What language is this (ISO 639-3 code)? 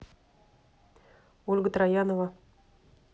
rus